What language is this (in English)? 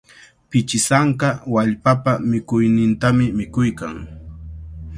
Cajatambo North Lima Quechua